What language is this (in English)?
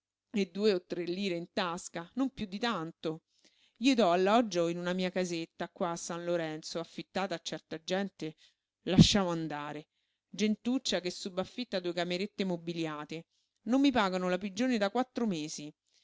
Italian